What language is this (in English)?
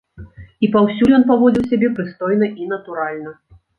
Belarusian